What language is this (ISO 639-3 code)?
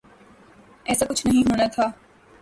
urd